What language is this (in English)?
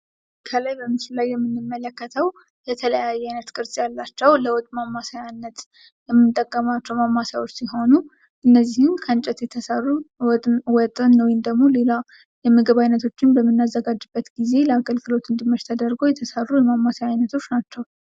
Amharic